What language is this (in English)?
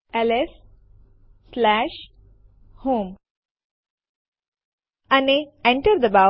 Gujarati